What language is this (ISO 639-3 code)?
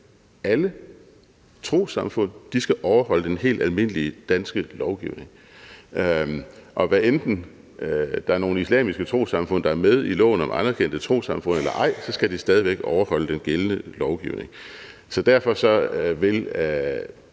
dan